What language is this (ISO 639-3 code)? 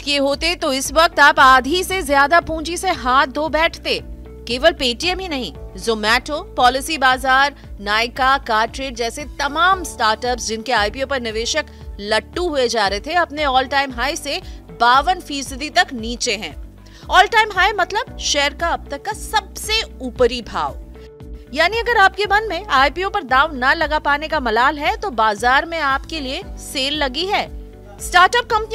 hin